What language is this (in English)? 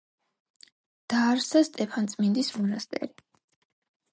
Georgian